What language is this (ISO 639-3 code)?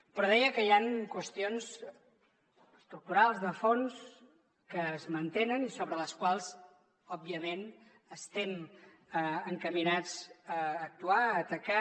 cat